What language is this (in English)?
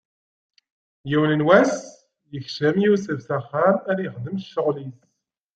Kabyle